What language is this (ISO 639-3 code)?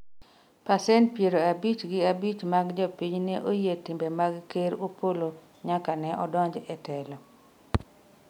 luo